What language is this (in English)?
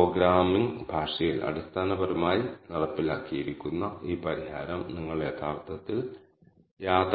Malayalam